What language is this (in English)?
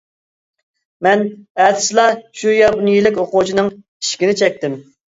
Uyghur